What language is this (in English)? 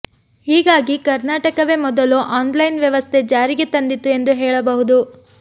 Kannada